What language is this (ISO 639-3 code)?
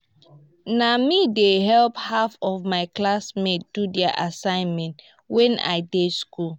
pcm